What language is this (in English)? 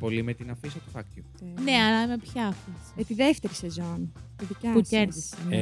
Greek